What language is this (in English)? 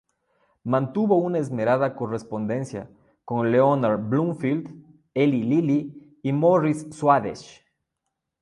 Spanish